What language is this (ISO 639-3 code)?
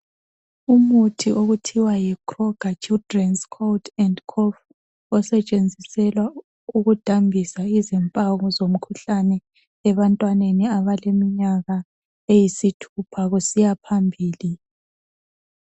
nde